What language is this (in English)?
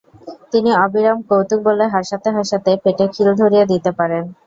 Bangla